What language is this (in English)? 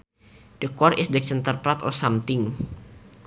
Sundanese